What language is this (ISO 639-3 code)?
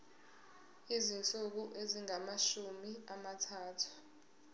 zul